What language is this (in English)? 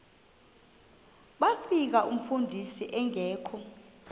Xhosa